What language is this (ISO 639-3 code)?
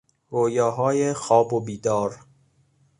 fas